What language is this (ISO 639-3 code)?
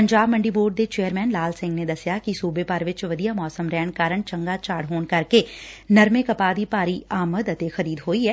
pan